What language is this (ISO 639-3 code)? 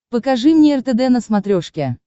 rus